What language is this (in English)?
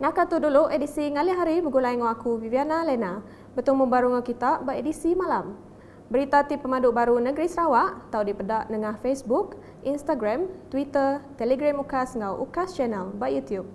Malay